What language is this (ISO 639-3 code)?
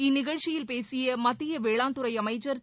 tam